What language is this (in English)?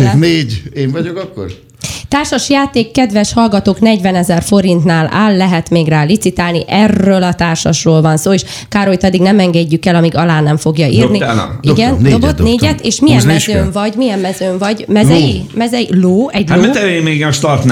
Hungarian